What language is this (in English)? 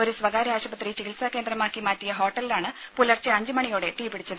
Malayalam